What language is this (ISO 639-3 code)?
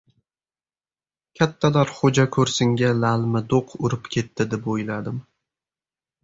uzb